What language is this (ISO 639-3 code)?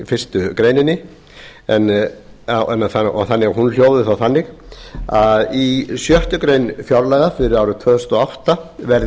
isl